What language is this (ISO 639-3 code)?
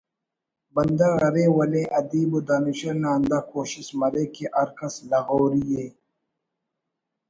brh